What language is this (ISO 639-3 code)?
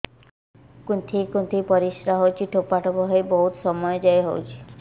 ori